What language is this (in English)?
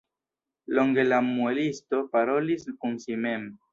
Esperanto